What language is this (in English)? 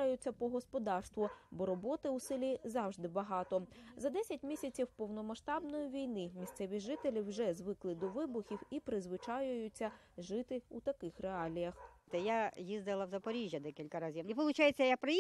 Ukrainian